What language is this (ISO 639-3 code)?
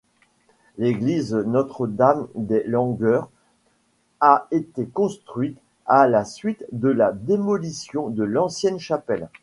fra